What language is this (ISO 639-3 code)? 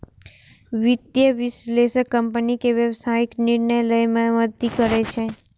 mai